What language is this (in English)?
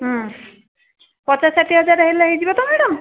Odia